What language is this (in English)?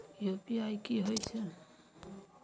Maithili